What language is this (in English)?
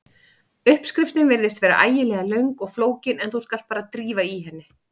Icelandic